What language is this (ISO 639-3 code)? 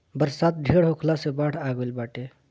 bho